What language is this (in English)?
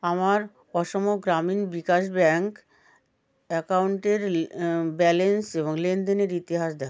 Bangla